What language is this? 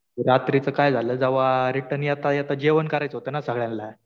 Marathi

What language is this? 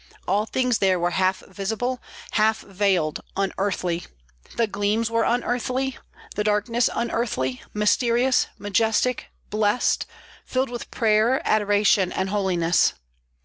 English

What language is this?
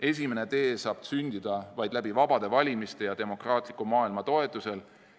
Estonian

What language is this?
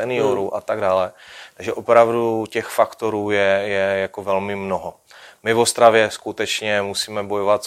Czech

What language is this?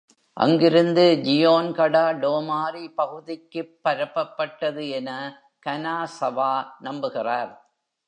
Tamil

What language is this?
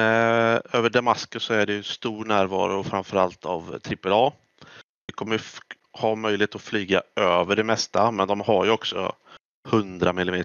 Swedish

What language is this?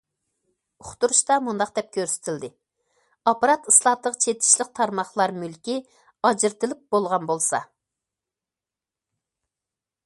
Uyghur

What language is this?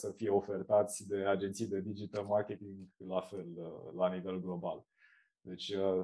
Romanian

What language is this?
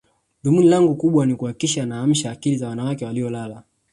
Swahili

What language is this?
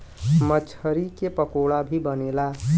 Bhojpuri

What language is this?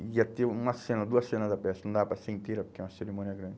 Portuguese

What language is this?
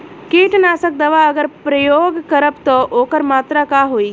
Bhojpuri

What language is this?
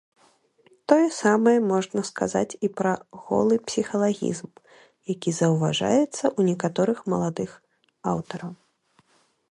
Belarusian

